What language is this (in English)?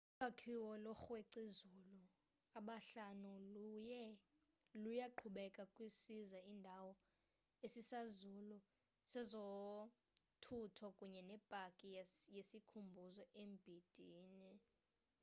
Xhosa